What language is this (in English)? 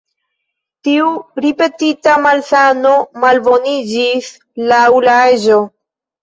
Esperanto